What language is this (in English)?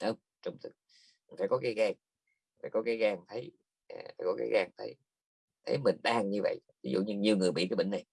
Vietnamese